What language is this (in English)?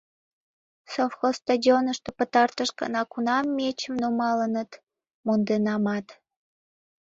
Mari